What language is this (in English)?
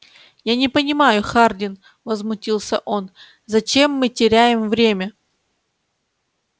Russian